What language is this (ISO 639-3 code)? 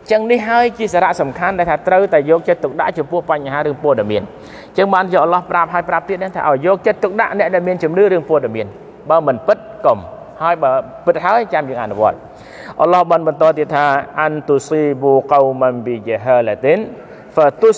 tha